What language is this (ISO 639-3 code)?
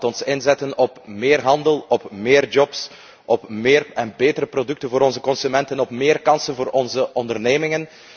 nld